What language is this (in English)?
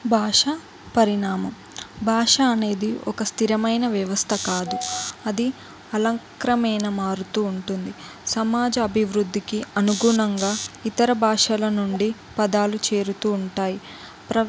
Telugu